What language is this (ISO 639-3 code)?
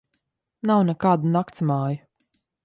lav